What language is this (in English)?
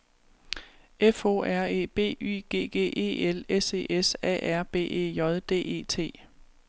Danish